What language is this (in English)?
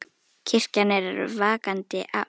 Icelandic